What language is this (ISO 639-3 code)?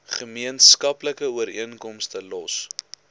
afr